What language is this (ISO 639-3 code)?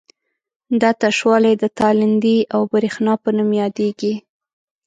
pus